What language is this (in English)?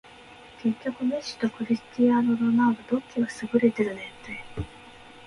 Japanese